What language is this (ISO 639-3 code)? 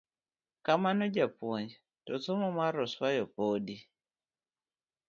luo